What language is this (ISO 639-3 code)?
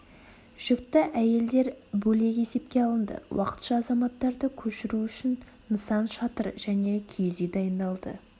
kaz